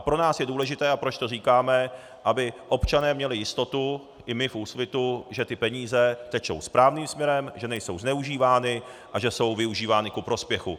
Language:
Czech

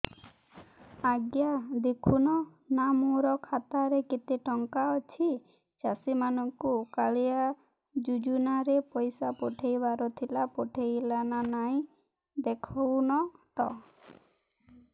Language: Odia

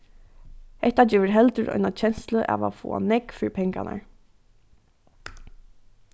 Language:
Faroese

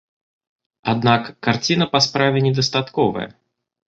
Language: Belarusian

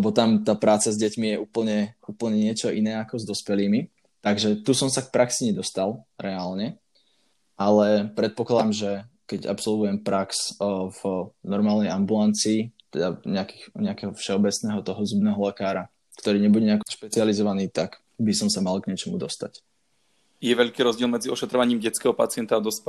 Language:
Slovak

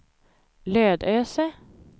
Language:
Swedish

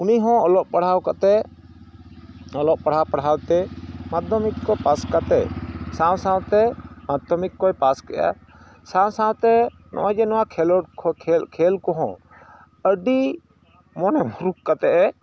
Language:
Santali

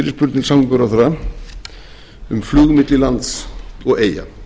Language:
Icelandic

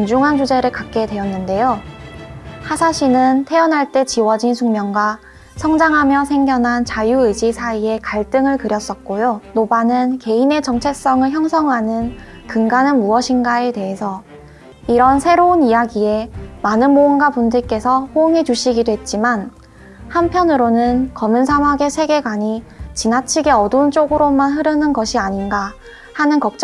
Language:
Korean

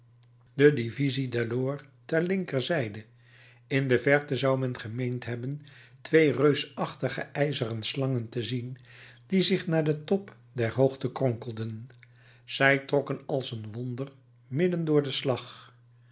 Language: Dutch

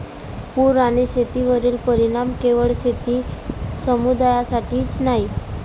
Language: Marathi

